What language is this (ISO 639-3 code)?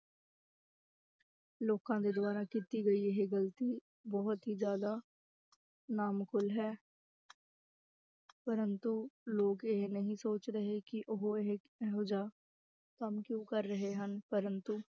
pan